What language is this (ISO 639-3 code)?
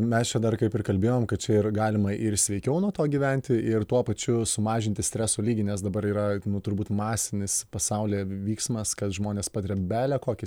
lit